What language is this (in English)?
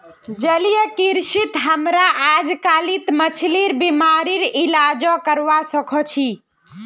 Magahi